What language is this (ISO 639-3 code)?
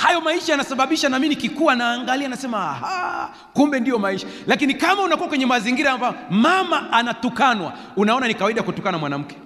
swa